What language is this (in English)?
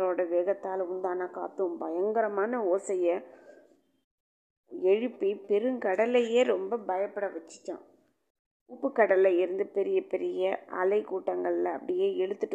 Tamil